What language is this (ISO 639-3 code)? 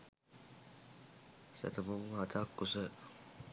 sin